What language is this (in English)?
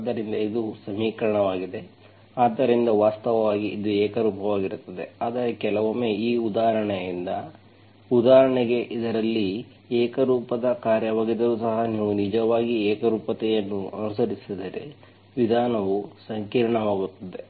Kannada